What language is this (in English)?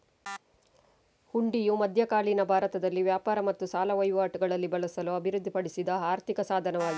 Kannada